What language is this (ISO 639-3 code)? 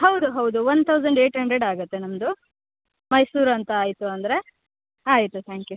kan